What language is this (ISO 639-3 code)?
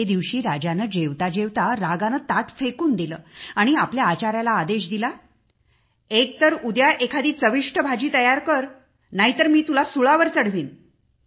mar